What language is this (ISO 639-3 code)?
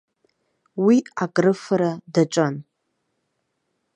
abk